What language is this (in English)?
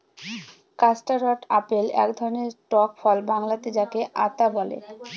Bangla